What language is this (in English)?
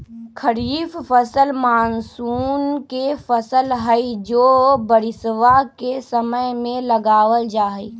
Magahi